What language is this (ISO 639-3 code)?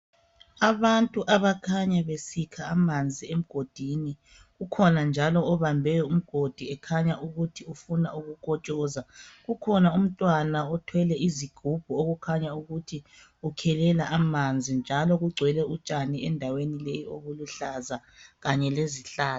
nde